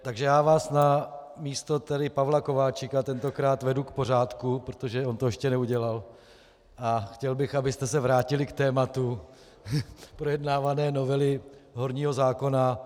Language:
Czech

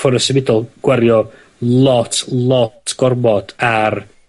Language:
Welsh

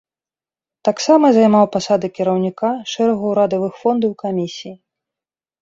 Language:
Belarusian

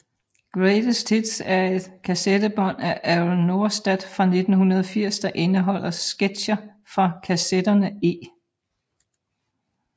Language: Danish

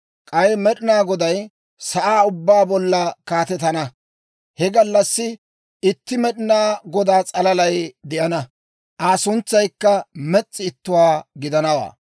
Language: Dawro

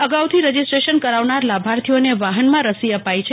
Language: Gujarati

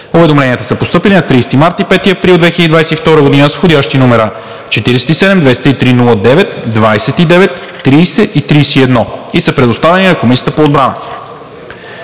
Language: Bulgarian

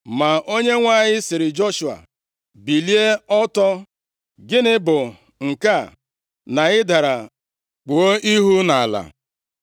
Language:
Igbo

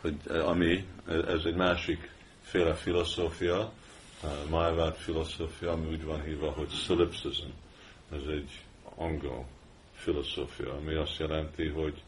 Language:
Hungarian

